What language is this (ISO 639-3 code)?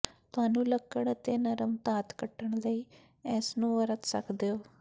pan